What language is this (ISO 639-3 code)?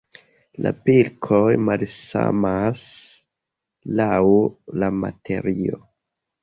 epo